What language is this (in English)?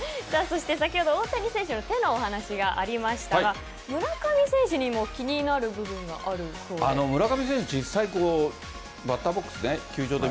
Japanese